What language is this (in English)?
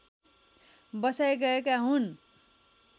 Nepali